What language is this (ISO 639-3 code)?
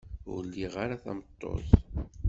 kab